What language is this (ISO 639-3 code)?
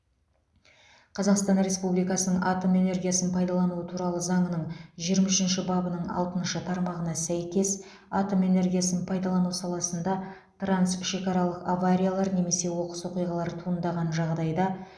kaz